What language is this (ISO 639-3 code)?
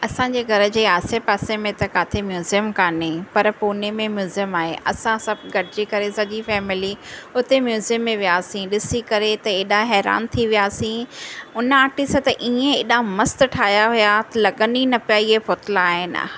snd